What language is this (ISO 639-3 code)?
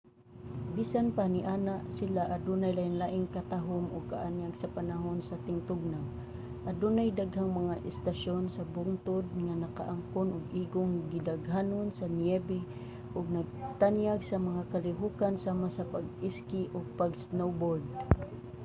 ceb